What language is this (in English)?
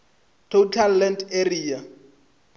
Northern Sotho